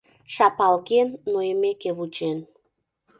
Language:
Mari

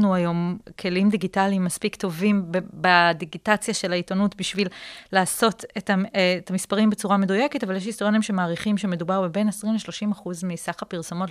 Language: Hebrew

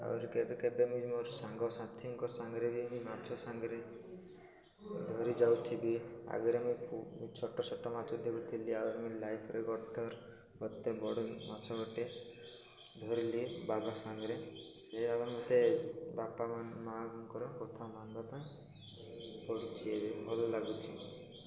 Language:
Odia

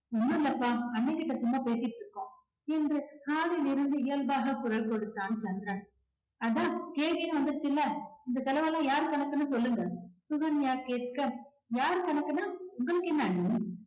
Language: Tamil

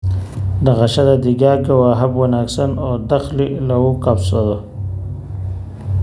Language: Somali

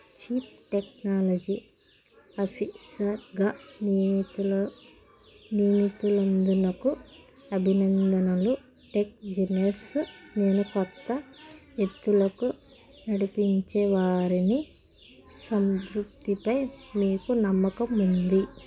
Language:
Telugu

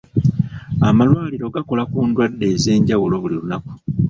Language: Ganda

